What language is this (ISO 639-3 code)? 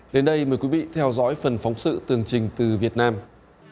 vie